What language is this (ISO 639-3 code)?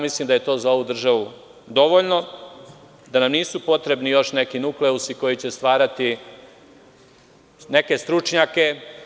srp